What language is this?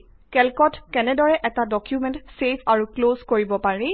Assamese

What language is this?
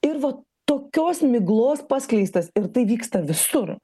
Lithuanian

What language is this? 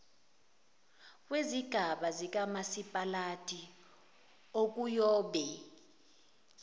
Zulu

